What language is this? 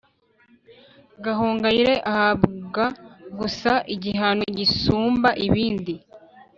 Kinyarwanda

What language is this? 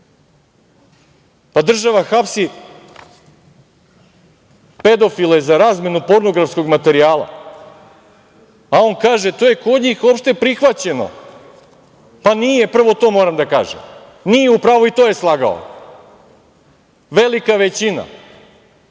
Serbian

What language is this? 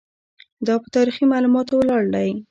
Pashto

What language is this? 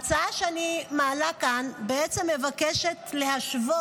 Hebrew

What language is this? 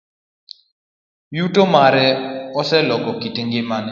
Luo (Kenya and Tanzania)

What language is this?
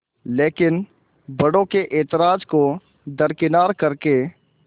Hindi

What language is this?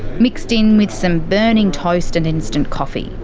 English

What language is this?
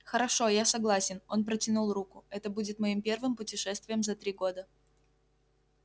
Russian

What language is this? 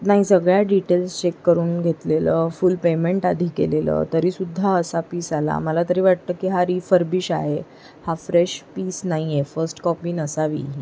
Marathi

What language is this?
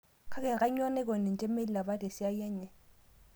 Masai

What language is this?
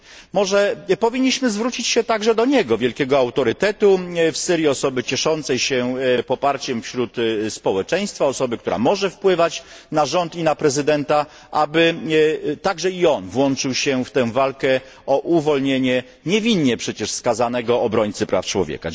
Polish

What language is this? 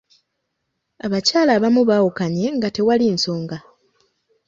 Ganda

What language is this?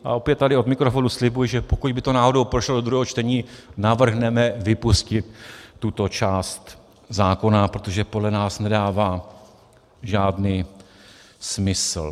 Czech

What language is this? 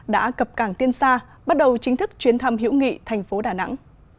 Vietnamese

